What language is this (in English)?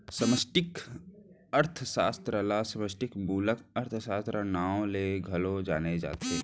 Chhattisgarhi